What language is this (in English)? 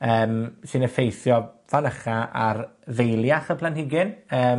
Welsh